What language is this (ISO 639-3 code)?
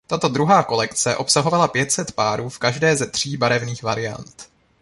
ces